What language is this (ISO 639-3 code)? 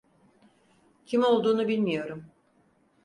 tur